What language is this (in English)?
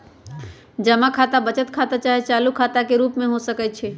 Magahi